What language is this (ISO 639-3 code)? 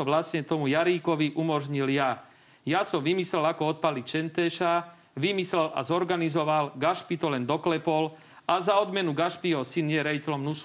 slk